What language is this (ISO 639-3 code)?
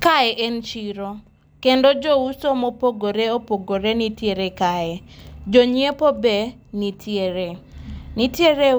luo